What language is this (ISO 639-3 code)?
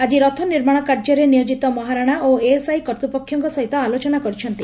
ori